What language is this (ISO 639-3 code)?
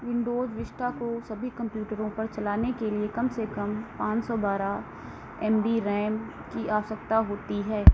hin